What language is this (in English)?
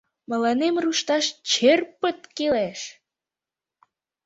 Mari